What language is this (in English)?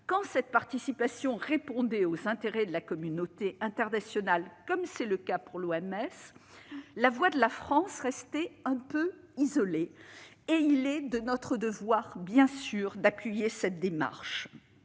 French